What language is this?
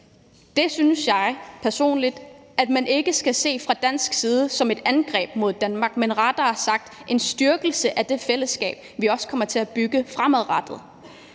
Danish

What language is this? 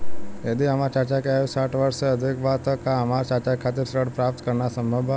Bhojpuri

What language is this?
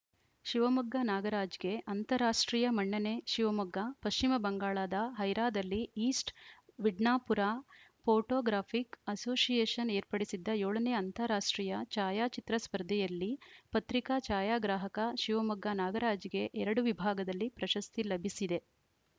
Kannada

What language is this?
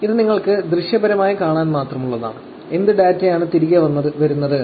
Malayalam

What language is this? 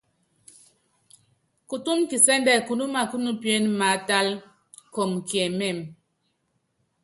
Yangben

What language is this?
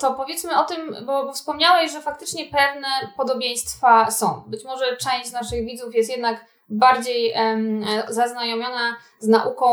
Polish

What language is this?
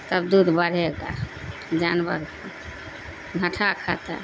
Urdu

